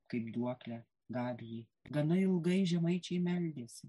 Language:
Lithuanian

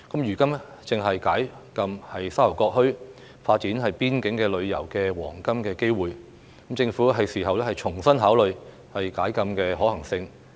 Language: Cantonese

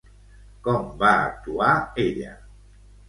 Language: Catalan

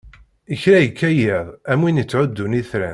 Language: Kabyle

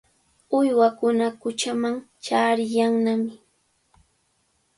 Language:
Cajatambo North Lima Quechua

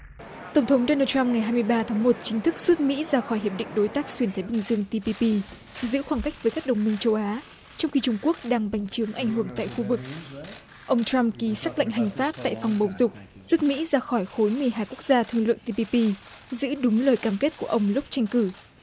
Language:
Vietnamese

